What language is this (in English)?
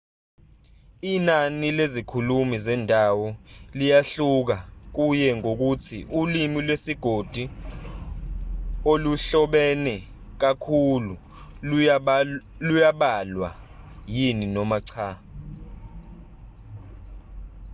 Zulu